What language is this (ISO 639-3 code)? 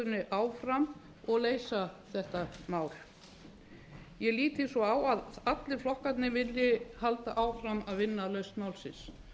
isl